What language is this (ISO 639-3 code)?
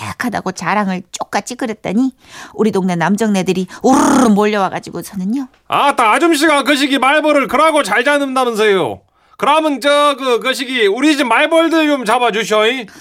kor